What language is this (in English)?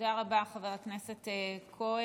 Hebrew